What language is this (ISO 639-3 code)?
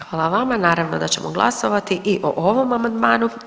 hrv